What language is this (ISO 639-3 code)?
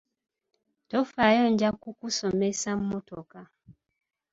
lug